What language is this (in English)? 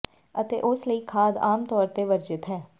Punjabi